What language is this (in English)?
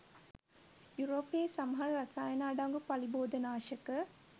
Sinhala